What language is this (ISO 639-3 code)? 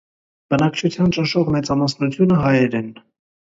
hye